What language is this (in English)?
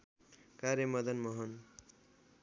Nepali